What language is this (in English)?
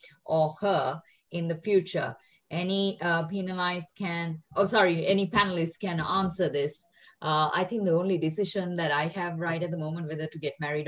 English